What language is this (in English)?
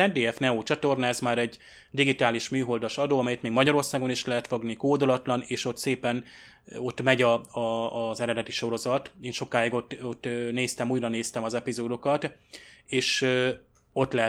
Hungarian